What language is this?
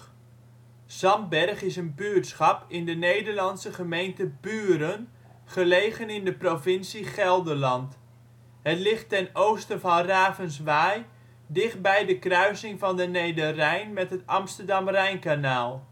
Dutch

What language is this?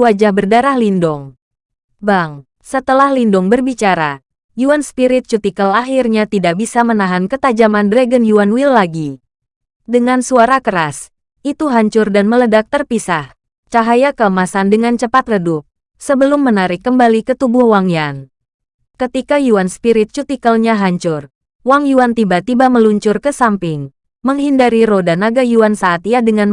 Indonesian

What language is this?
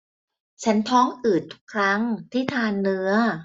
Thai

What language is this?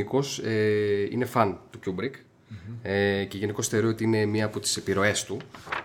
Greek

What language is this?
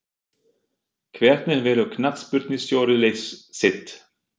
Icelandic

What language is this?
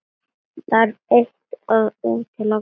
Icelandic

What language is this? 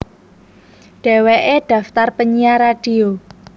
Javanese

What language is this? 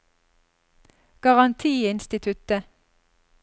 Norwegian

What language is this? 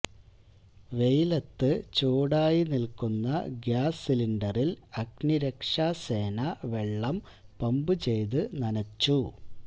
Malayalam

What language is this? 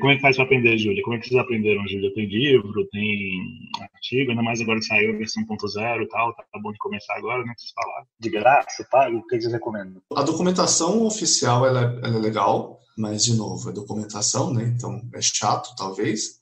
Portuguese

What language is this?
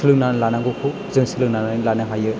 Bodo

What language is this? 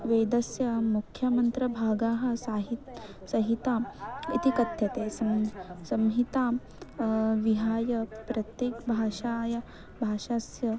Sanskrit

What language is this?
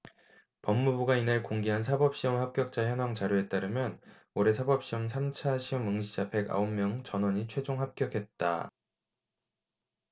Korean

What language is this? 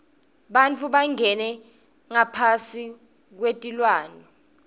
Swati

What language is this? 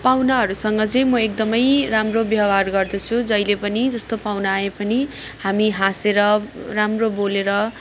Nepali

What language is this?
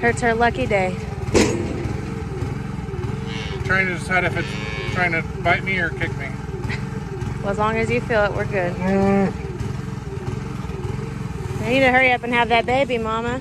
English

